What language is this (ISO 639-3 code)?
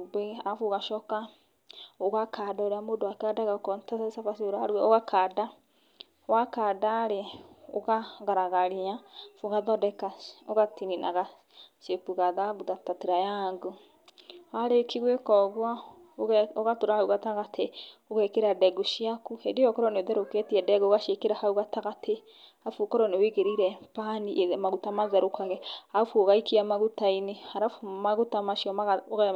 kik